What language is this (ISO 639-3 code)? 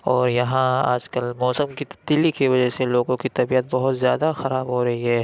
urd